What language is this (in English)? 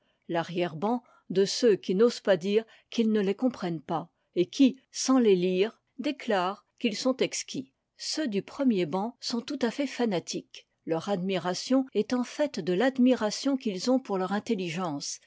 French